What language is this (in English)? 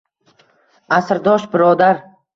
Uzbek